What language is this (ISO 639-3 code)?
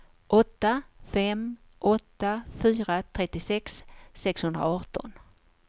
swe